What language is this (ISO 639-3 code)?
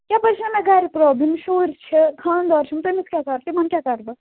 kas